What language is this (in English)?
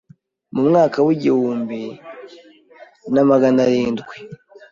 Kinyarwanda